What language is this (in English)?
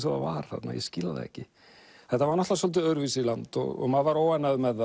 Icelandic